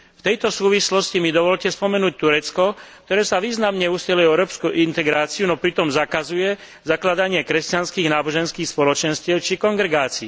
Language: Slovak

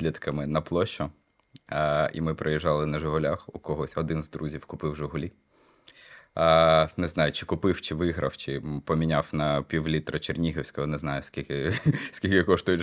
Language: Ukrainian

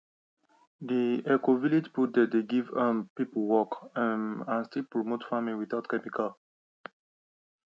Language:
Nigerian Pidgin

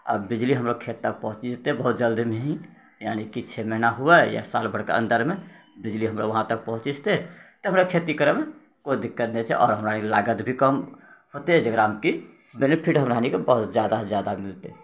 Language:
Maithili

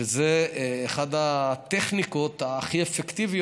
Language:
Hebrew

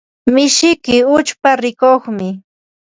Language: Ambo-Pasco Quechua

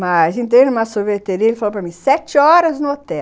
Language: Portuguese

